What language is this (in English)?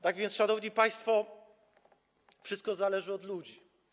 Polish